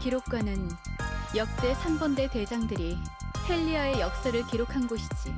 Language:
Korean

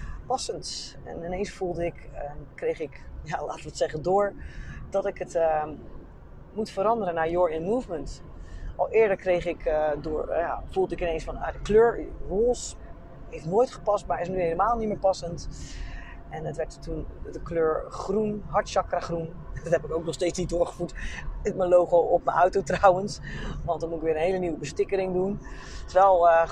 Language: Dutch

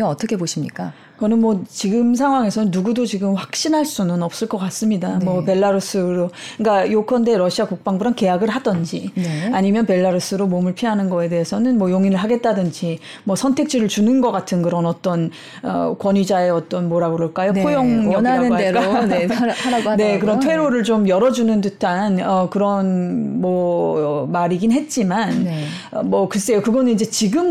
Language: Korean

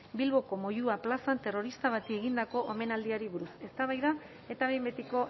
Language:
Basque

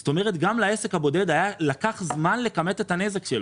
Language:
Hebrew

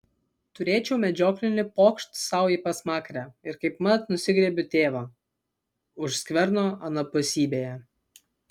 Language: Lithuanian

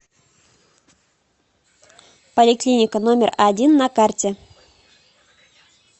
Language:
Russian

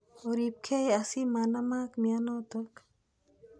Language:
Kalenjin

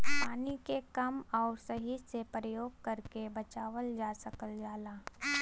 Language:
Bhojpuri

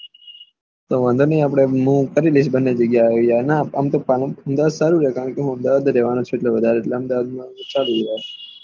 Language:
Gujarati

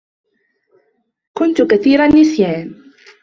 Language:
Arabic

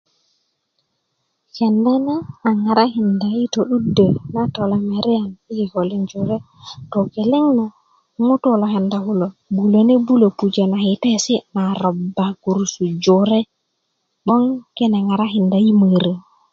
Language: Kuku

